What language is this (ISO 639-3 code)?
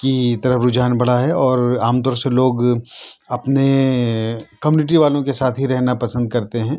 urd